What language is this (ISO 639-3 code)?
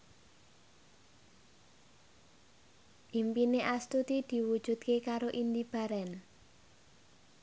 jav